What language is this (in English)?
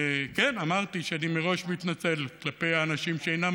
Hebrew